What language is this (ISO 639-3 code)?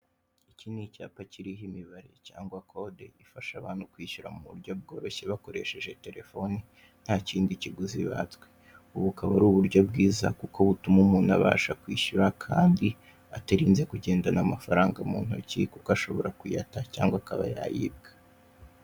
kin